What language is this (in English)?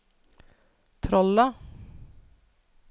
Norwegian